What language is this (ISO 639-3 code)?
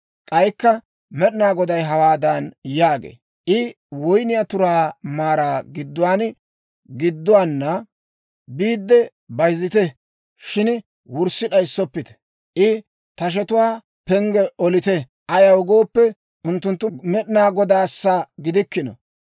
dwr